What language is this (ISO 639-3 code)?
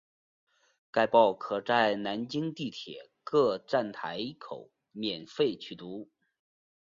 zho